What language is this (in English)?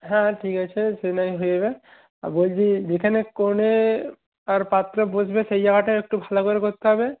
Bangla